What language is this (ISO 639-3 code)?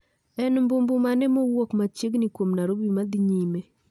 luo